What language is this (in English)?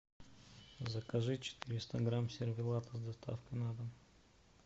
Russian